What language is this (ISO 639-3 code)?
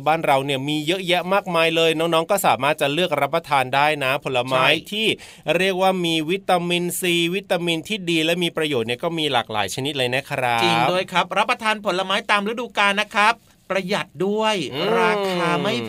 tha